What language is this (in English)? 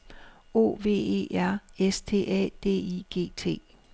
Danish